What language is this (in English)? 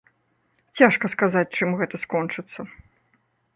Belarusian